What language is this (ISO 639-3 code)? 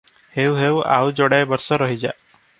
ori